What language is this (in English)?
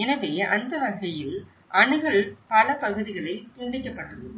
Tamil